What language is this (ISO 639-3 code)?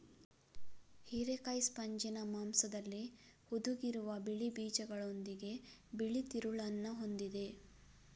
kan